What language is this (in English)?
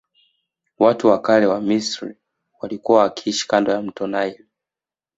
Swahili